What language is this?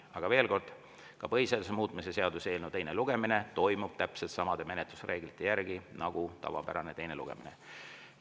Estonian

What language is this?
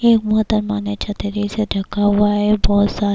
Urdu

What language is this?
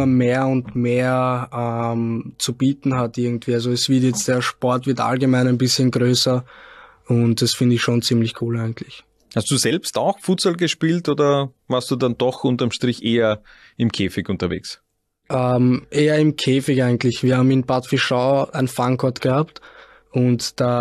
German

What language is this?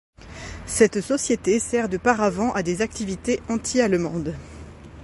French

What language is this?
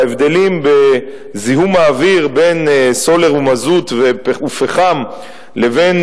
Hebrew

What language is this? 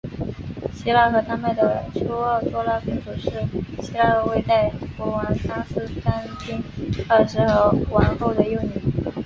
Chinese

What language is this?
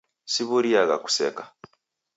Taita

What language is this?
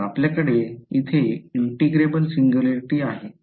Marathi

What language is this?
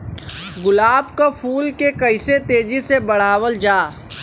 Bhojpuri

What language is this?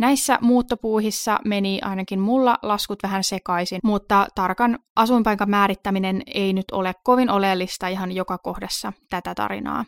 Finnish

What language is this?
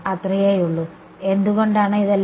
Malayalam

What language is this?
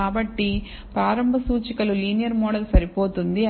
Telugu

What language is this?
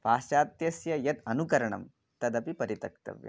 Sanskrit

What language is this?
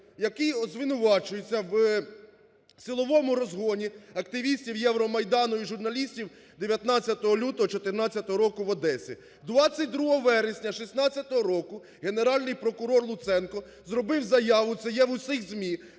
Ukrainian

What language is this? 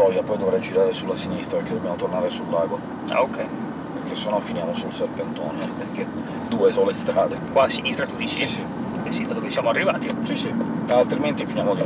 Italian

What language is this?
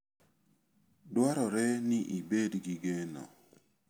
Luo (Kenya and Tanzania)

